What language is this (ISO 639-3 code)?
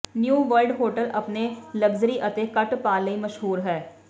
pan